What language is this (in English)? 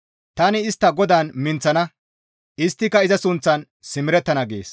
Gamo